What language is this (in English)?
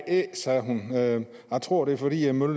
Danish